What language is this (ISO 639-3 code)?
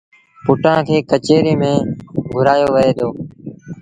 sbn